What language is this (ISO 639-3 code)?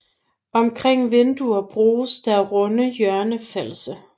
dan